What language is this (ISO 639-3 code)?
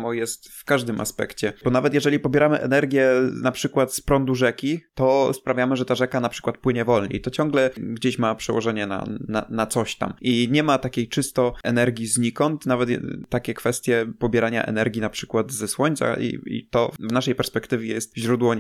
pol